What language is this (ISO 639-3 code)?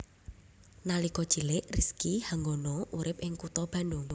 jav